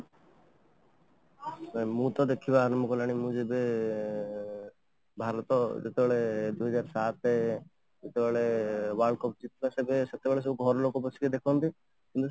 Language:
Odia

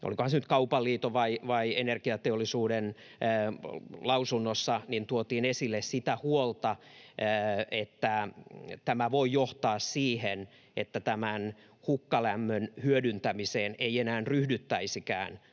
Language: Finnish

